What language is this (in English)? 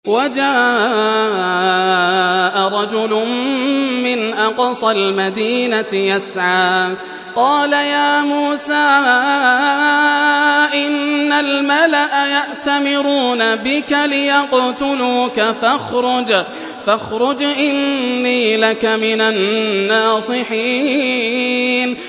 Arabic